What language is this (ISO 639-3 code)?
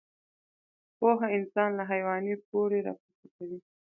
pus